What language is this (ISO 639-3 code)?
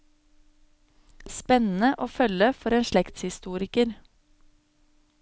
nor